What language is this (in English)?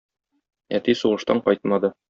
Tatar